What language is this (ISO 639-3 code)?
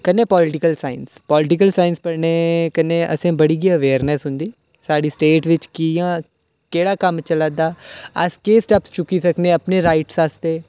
doi